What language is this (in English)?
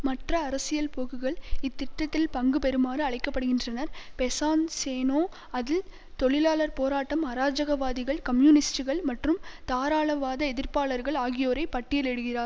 Tamil